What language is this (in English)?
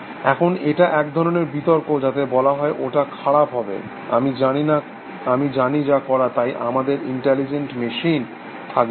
Bangla